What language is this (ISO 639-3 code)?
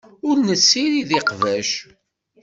kab